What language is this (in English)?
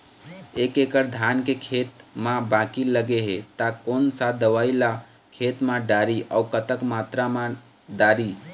Chhattisgarhi